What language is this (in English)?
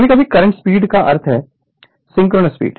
Hindi